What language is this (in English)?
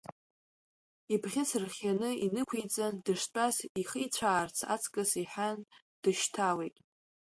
Abkhazian